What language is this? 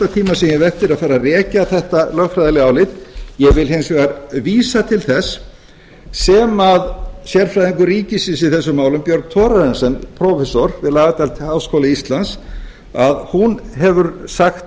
Icelandic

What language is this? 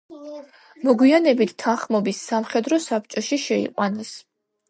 Georgian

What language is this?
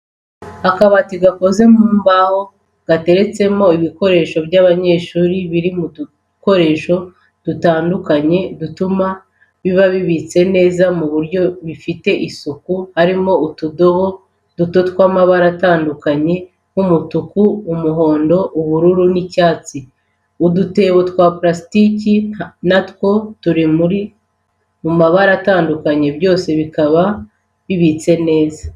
Kinyarwanda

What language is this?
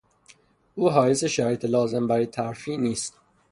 Persian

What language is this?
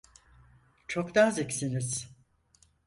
Turkish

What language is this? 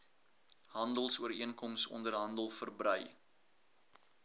Afrikaans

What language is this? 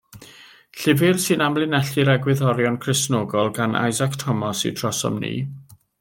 Welsh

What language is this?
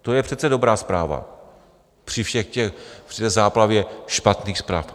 Czech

